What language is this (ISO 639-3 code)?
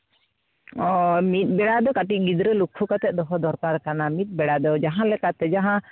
sat